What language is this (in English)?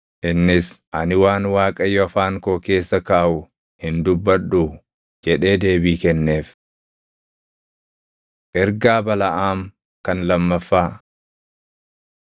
Oromo